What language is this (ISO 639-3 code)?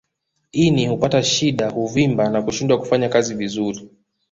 swa